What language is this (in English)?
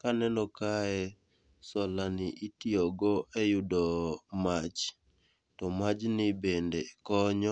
Luo (Kenya and Tanzania)